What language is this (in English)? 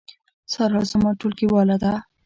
Pashto